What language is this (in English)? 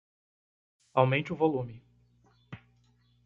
Portuguese